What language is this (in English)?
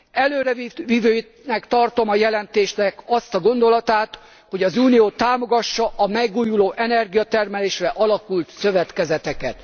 Hungarian